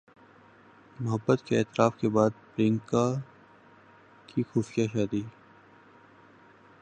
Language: Urdu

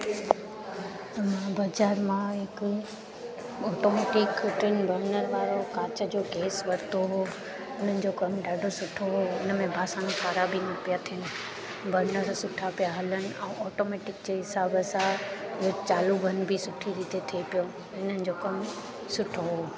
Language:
Sindhi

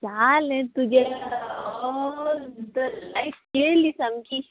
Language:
Konkani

